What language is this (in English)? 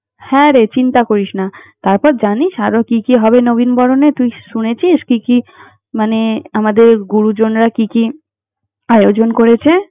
Bangla